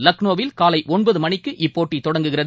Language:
Tamil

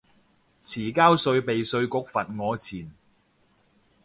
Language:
Cantonese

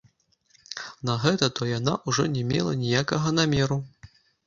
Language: Belarusian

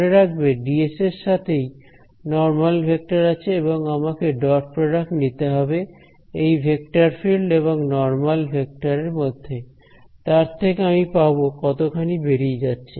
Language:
Bangla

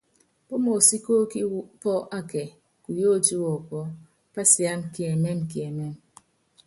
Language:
Yangben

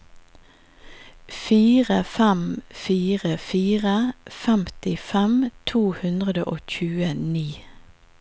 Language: Norwegian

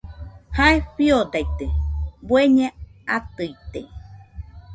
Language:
Nüpode Huitoto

